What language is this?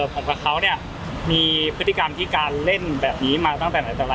Thai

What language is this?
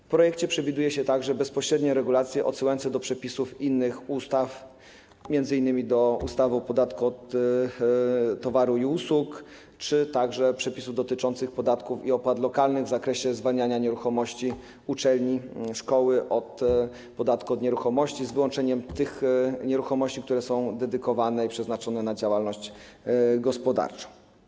Polish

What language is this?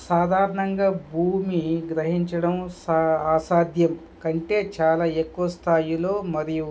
Telugu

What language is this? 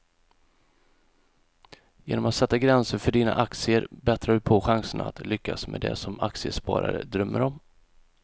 Swedish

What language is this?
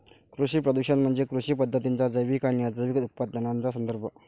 Marathi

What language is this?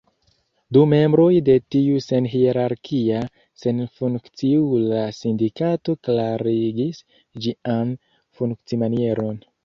Esperanto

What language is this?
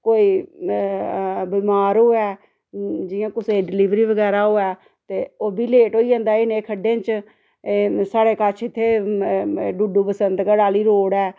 Dogri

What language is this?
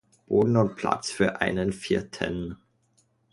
German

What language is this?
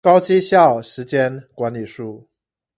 Chinese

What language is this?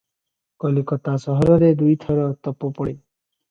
Odia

